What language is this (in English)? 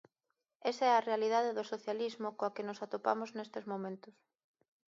Galician